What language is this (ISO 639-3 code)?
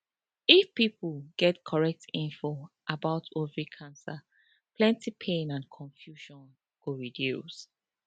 pcm